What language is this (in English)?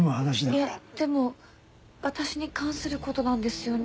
Japanese